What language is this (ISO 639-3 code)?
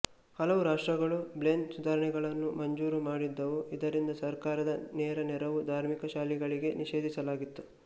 kan